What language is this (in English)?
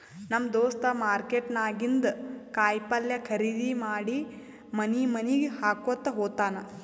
Kannada